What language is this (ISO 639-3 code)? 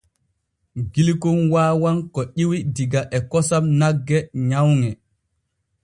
fue